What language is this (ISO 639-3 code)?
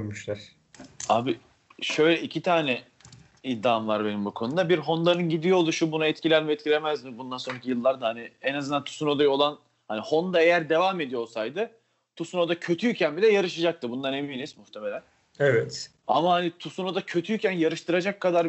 tur